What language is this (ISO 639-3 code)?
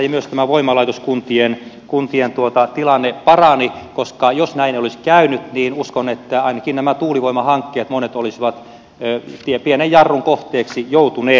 fin